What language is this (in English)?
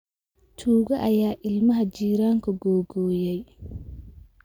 Somali